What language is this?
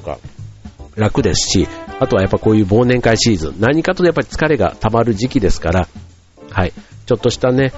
Japanese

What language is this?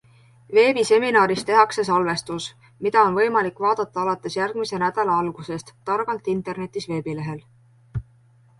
Estonian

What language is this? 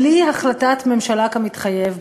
Hebrew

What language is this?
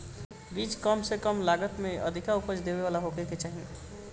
Bhojpuri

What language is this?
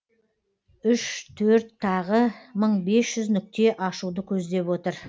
Kazakh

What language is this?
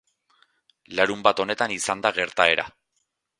Basque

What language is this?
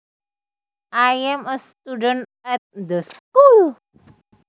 Javanese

